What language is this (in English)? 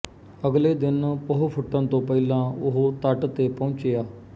Punjabi